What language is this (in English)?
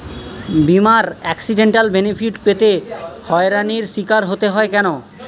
Bangla